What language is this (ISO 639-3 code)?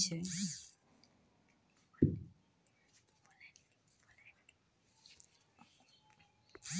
mai